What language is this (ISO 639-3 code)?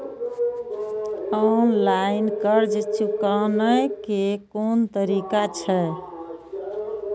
mai